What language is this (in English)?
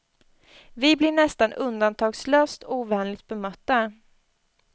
Swedish